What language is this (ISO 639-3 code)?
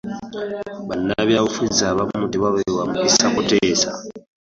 lug